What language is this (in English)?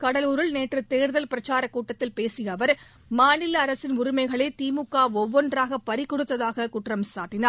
Tamil